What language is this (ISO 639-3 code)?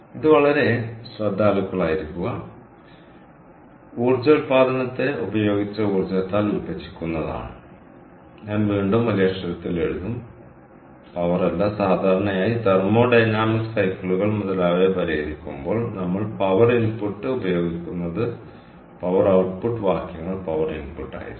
mal